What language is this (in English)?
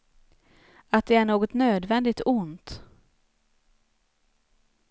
Swedish